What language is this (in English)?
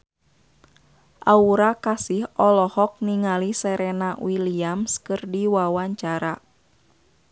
Sundanese